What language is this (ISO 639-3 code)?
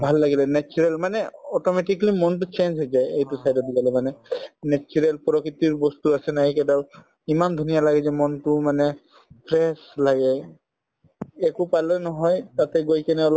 asm